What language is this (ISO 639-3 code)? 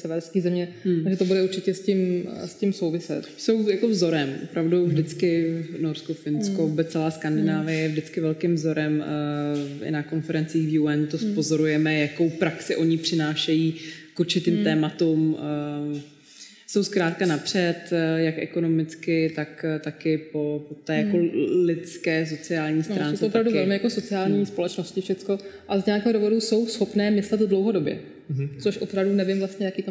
ces